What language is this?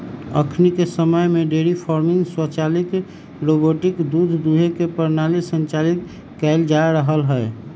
Magahi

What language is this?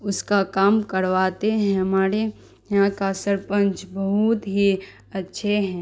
Urdu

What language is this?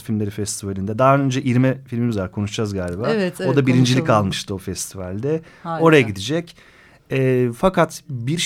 Turkish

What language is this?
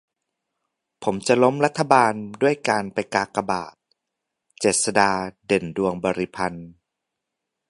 Thai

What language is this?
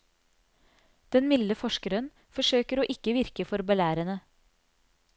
Norwegian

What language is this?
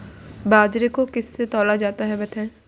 Hindi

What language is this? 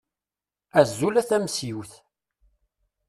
Kabyle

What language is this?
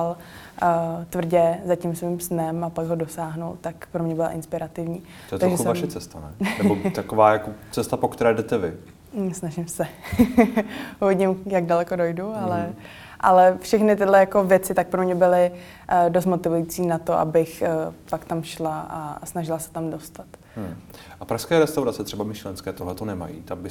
Czech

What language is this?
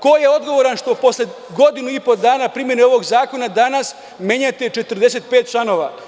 Serbian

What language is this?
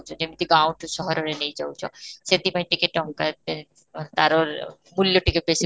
Odia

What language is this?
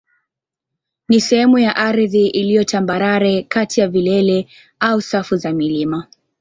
Swahili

